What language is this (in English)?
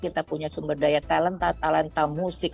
Indonesian